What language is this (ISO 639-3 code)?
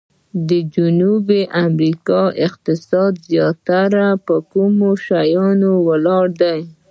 pus